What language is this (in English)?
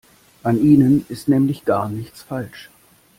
German